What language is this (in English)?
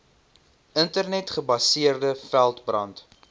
Afrikaans